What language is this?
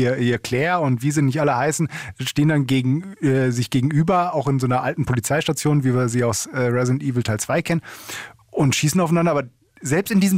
German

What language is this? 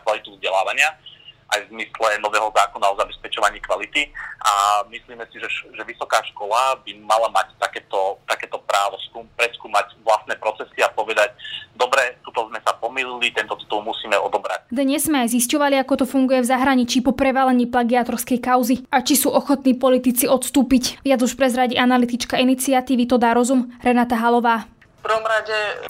Slovak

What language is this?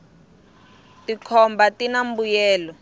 Tsonga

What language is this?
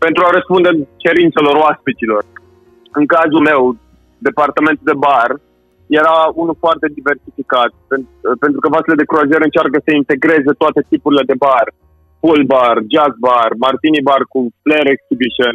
Romanian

